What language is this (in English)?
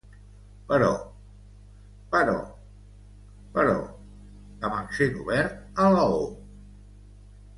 Catalan